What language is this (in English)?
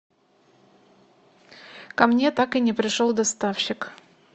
Russian